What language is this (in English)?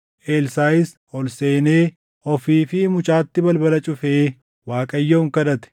Oromo